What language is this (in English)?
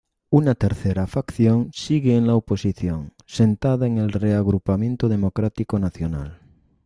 Spanish